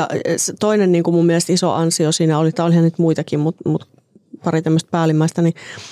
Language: Finnish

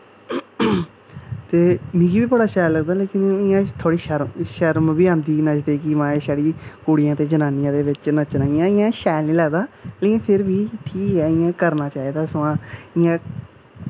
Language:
Dogri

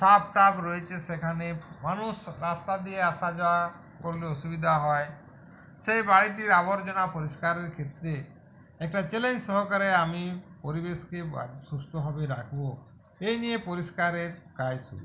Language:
Bangla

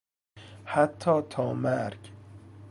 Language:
Persian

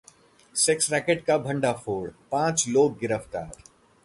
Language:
Hindi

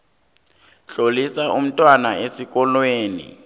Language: South Ndebele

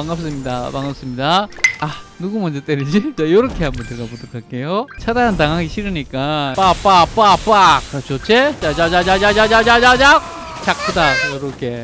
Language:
Korean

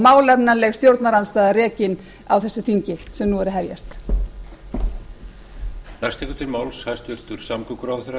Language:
Icelandic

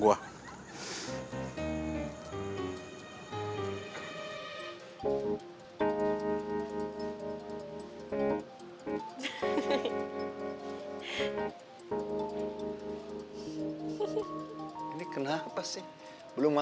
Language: Indonesian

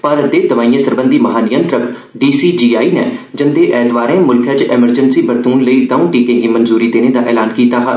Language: Dogri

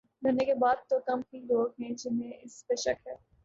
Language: Urdu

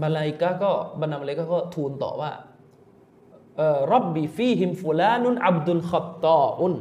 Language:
Thai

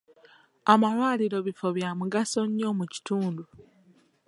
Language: Ganda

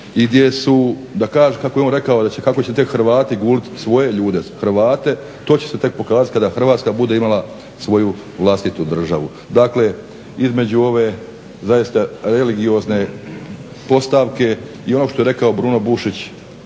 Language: Croatian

